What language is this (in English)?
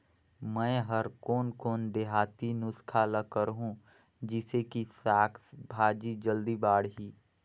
Chhattisgarhi